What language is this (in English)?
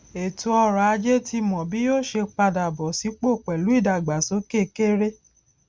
Yoruba